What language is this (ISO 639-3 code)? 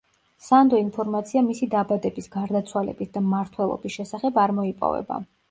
kat